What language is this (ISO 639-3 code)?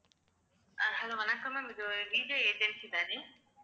tam